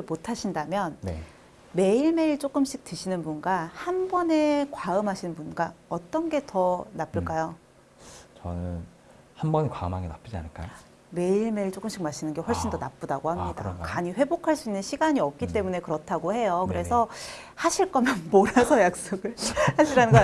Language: Korean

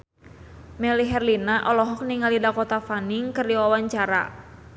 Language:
Sundanese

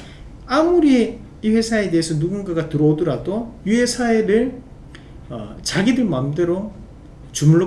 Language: Korean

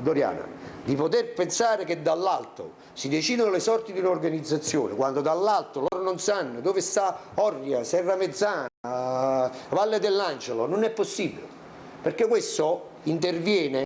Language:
Italian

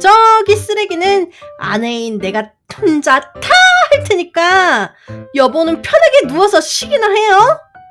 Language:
Korean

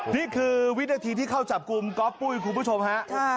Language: Thai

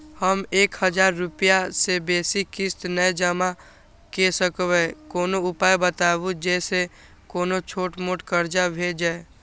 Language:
Maithili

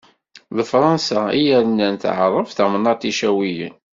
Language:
Kabyle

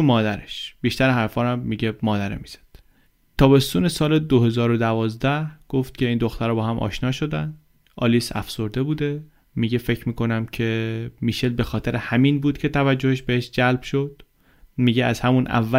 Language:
Persian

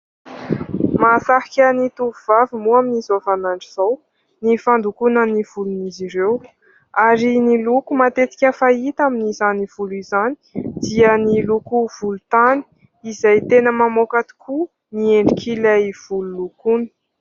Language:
Malagasy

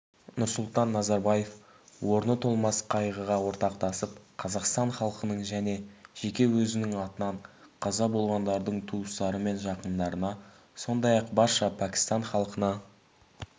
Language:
Kazakh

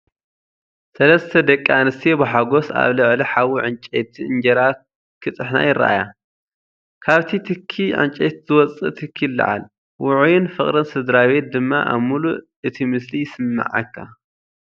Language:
Tigrinya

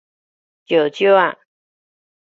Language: Min Nan Chinese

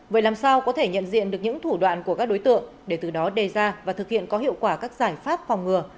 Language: Vietnamese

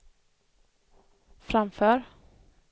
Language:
Swedish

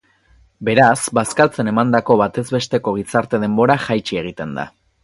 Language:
Basque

